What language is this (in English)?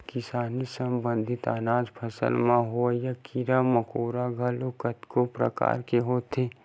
Chhattisgarhi